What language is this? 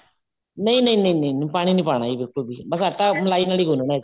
Punjabi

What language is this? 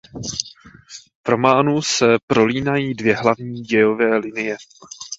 Czech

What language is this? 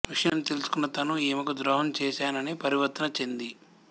Telugu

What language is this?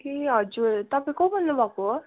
Nepali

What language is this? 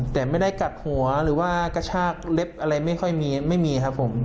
Thai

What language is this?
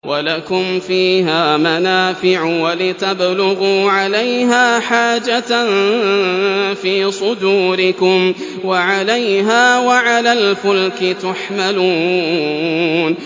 Arabic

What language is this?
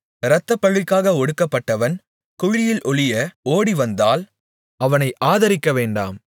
Tamil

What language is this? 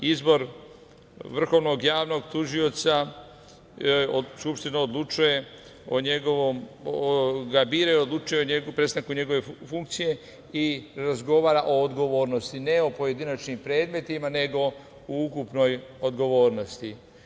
Serbian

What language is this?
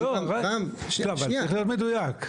Hebrew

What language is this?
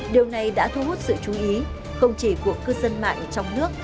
Vietnamese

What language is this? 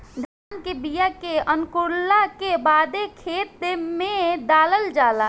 Bhojpuri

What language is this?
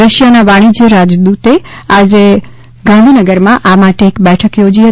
Gujarati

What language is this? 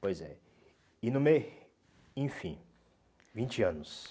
Portuguese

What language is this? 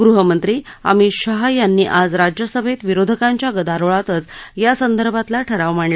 Marathi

